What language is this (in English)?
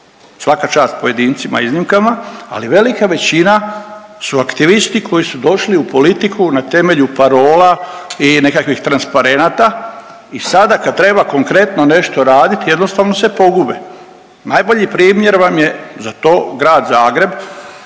Croatian